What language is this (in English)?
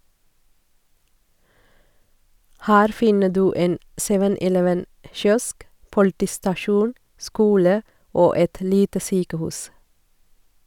Norwegian